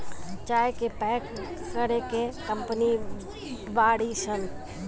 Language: Bhojpuri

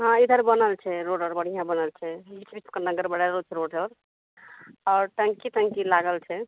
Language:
Maithili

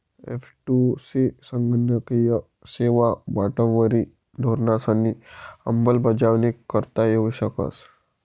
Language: Marathi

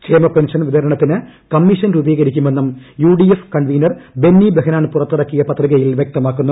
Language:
Malayalam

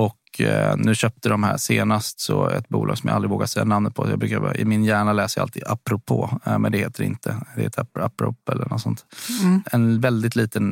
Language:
Swedish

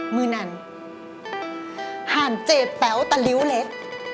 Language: Thai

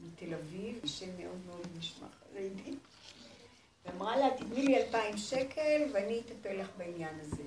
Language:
Hebrew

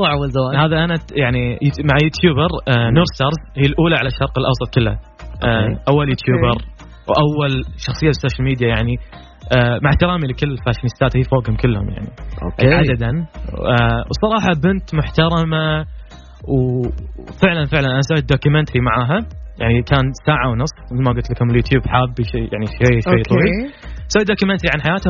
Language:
Arabic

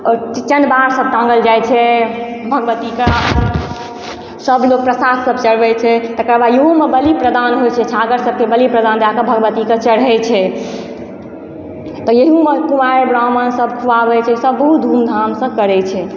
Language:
Maithili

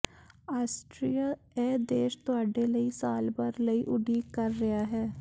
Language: Punjabi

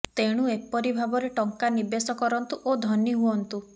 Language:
Odia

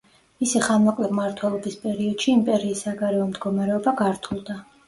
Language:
Georgian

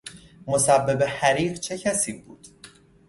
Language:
Persian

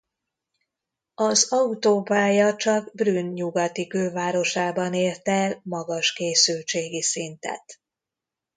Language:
Hungarian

